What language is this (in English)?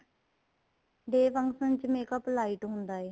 Punjabi